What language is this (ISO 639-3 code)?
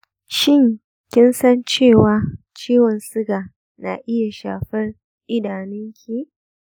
hau